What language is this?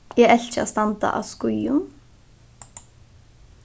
Faroese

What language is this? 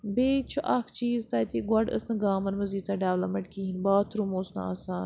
Kashmiri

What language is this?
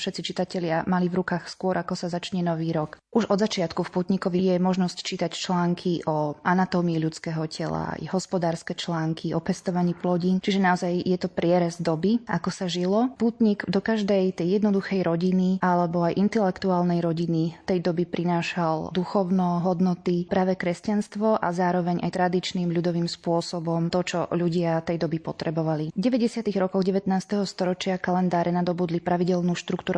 Slovak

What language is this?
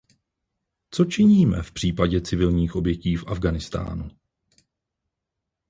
Czech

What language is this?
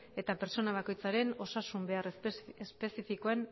Basque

